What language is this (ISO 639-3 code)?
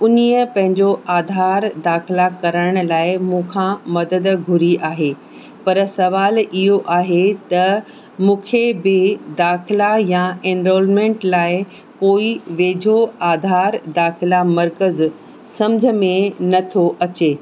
snd